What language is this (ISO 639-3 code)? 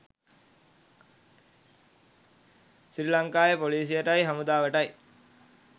sin